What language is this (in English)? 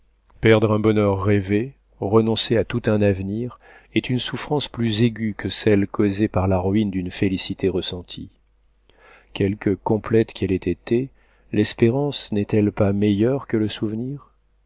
French